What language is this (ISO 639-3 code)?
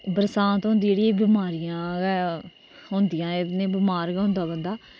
doi